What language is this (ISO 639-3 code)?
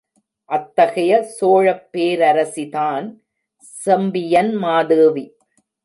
tam